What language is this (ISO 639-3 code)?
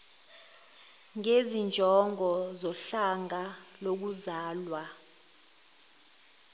zul